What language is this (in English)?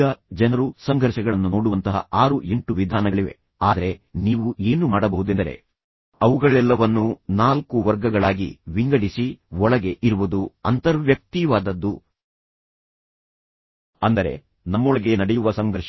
Kannada